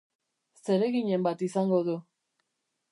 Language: Basque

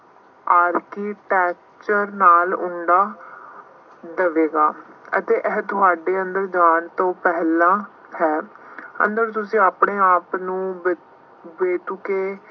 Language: Punjabi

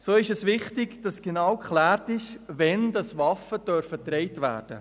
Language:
Swiss German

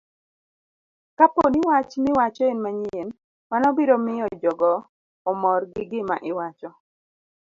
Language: Luo (Kenya and Tanzania)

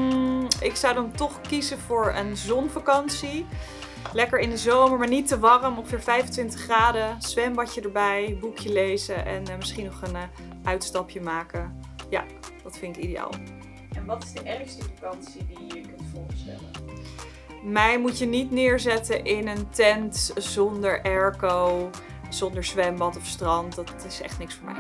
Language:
Dutch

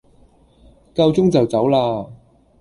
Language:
Cantonese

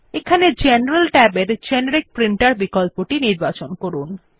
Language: Bangla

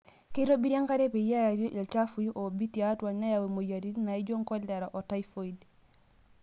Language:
Masai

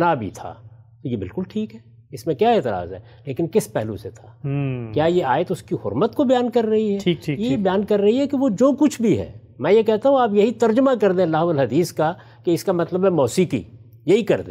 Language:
Urdu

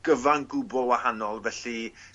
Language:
Welsh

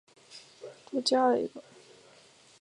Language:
Chinese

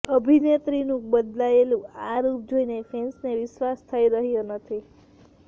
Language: Gujarati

